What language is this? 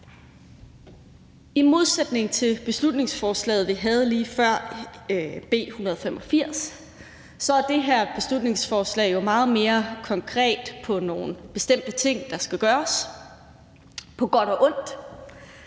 Danish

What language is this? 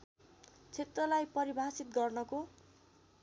Nepali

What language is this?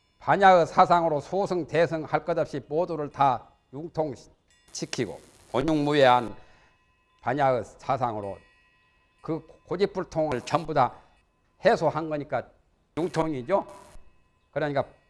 Korean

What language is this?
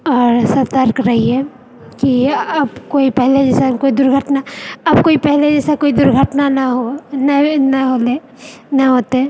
Maithili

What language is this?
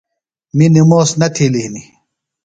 Phalura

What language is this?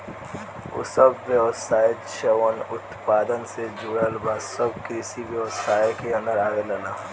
Bhojpuri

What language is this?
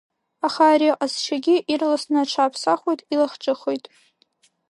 Abkhazian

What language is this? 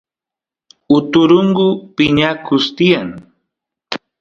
Santiago del Estero Quichua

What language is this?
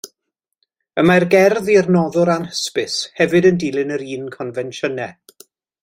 Welsh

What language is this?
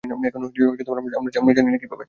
Bangla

